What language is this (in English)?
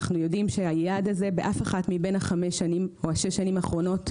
Hebrew